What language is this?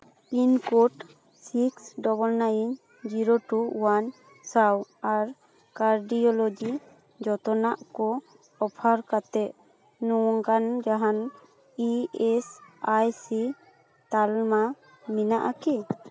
Santali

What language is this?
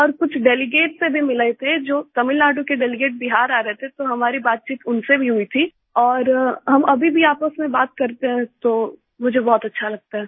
Hindi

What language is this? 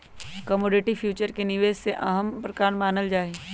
Magahi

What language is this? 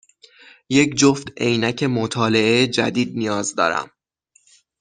Persian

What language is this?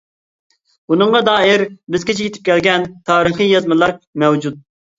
Uyghur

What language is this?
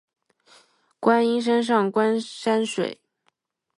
Chinese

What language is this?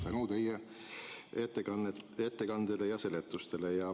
Estonian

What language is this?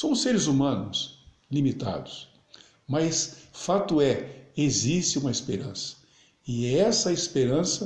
Portuguese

